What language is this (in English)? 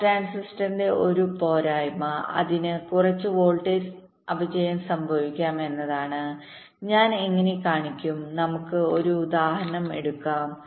Malayalam